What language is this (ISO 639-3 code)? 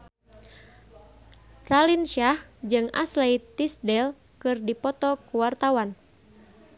sun